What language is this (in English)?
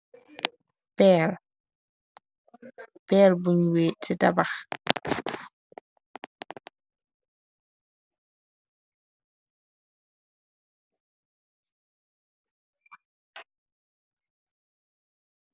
Wolof